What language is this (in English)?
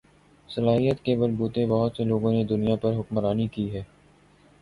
Urdu